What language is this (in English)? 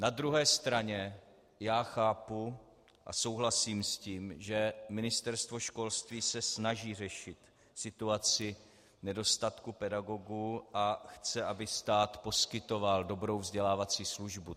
Czech